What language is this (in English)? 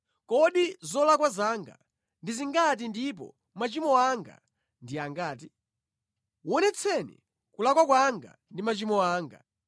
Nyanja